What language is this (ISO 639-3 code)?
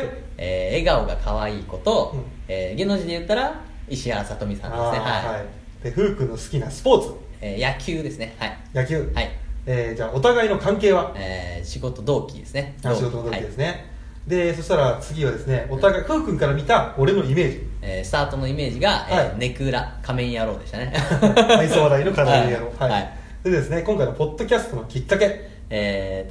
jpn